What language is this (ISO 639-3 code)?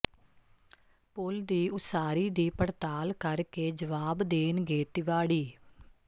pan